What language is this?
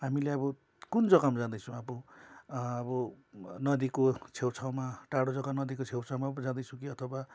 Nepali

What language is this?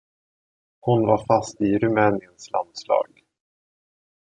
Swedish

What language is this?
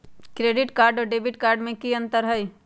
Magahi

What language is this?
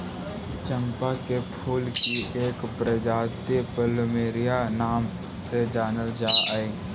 Magahi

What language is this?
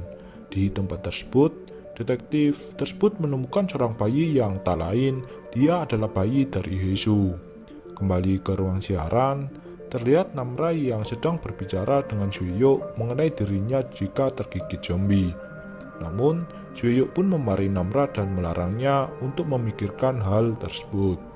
Indonesian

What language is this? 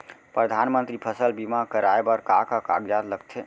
Chhattisgarhi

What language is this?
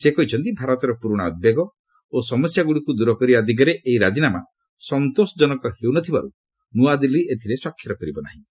Odia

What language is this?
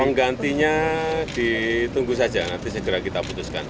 Indonesian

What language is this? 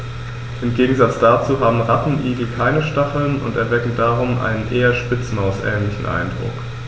German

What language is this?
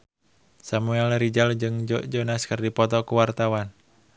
Sundanese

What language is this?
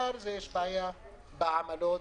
Hebrew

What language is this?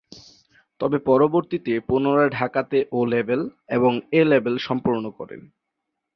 Bangla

